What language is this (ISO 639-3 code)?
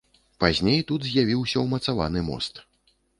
bel